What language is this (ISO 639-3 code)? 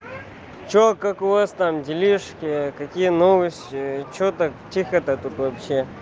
rus